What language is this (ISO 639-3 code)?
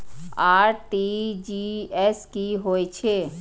mai